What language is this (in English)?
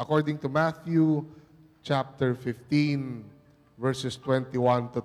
Filipino